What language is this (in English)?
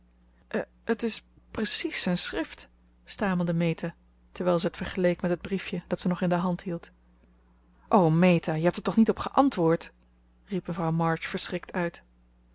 Dutch